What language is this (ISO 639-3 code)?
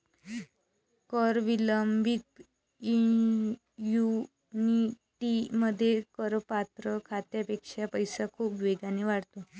mar